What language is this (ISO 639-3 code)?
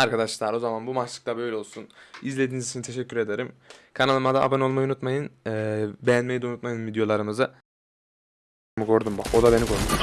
tur